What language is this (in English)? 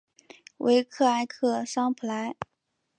Chinese